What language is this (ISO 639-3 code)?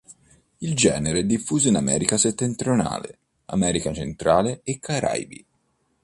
ita